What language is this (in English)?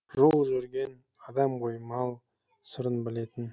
Kazakh